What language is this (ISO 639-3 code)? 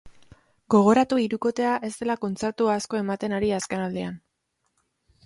eus